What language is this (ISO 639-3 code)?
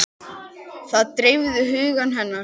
isl